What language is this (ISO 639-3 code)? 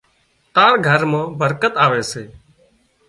kxp